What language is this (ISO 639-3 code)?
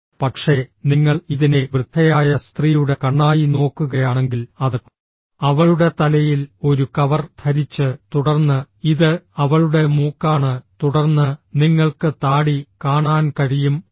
mal